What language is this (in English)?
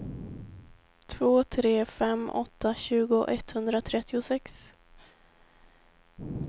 Swedish